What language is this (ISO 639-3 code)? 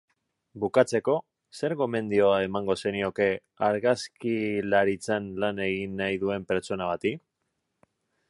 eus